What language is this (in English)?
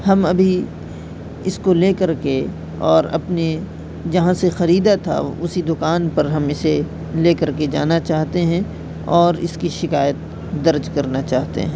Urdu